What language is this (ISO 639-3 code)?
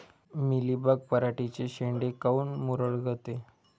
mar